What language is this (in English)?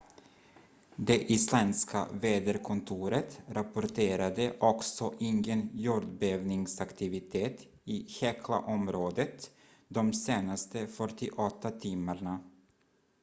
Swedish